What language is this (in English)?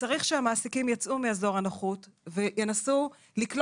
Hebrew